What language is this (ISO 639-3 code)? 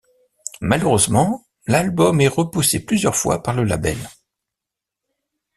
fra